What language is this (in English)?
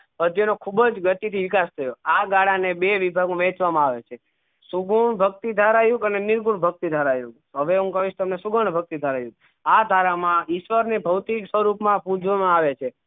Gujarati